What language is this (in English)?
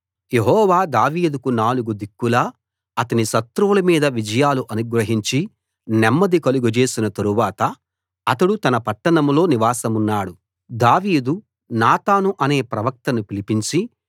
Telugu